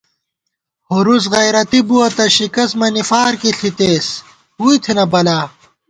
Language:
Gawar-Bati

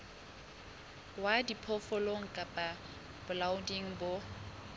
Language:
Southern Sotho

